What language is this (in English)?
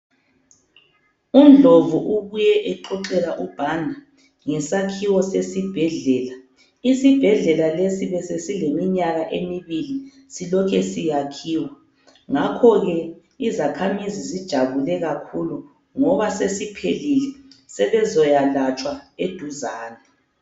North Ndebele